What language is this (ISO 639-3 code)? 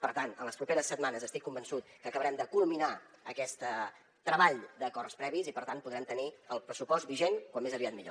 cat